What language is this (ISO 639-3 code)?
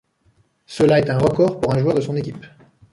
fra